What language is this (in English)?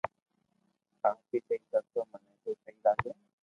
Loarki